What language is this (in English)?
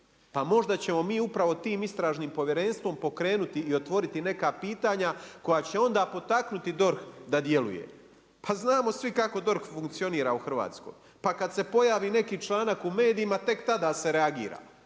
Croatian